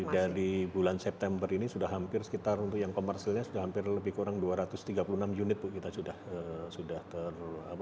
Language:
Indonesian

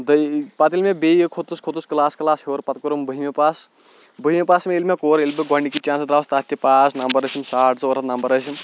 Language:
Kashmiri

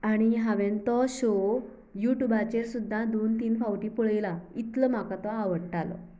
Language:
Konkani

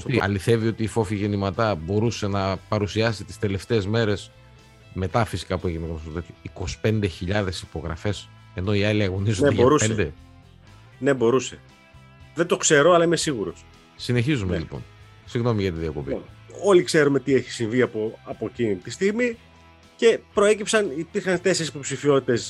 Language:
Greek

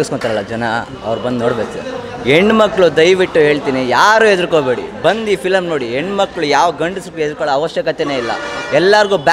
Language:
Romanian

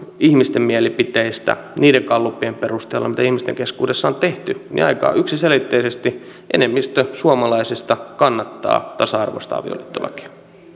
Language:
Finnish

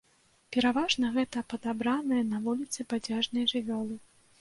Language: Belarusian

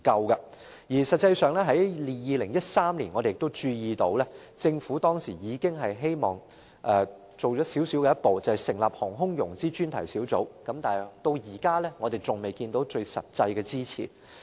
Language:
Cantonese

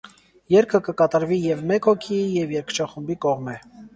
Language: Armenian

